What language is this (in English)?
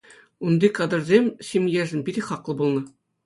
Chuvash